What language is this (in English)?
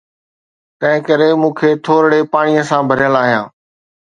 Sindhi